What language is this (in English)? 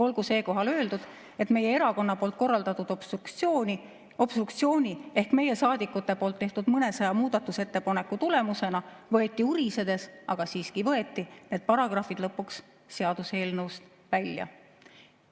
Estonian